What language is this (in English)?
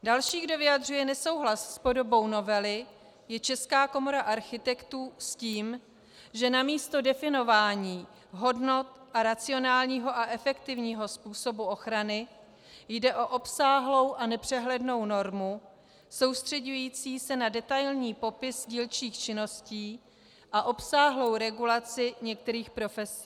Czech